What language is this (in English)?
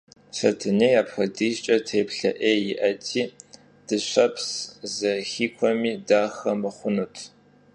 Kabardian